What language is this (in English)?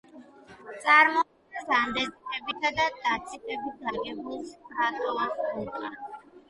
Georgian